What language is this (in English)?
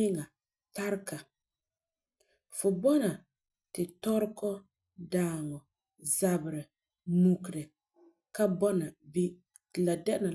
Frafra